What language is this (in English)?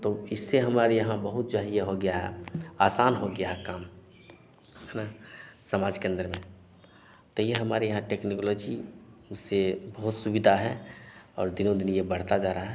Hindi